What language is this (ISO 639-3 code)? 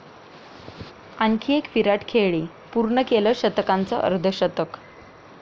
mar